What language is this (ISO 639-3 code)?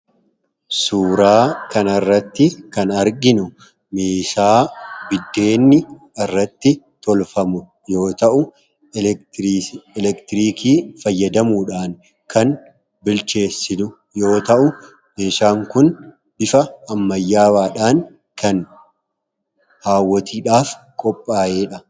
orm